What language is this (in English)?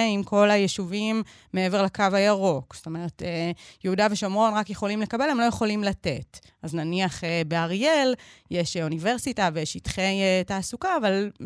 Hebrew